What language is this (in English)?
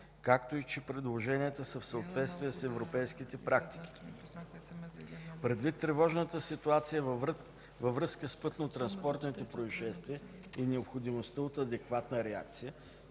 Bulgarian